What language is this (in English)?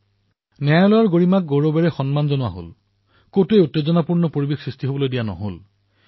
Assamese